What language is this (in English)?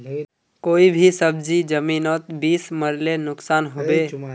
Magahi